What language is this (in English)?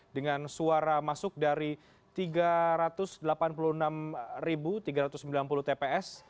Indonesian